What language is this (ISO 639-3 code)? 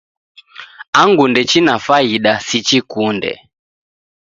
dav